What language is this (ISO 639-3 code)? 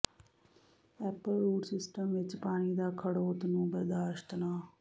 pan